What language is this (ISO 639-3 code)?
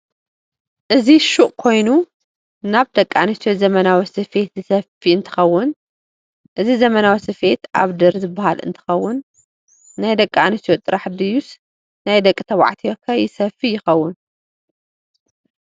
tir